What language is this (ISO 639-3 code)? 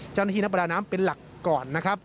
tha